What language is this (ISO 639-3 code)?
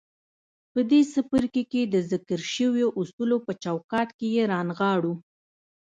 pus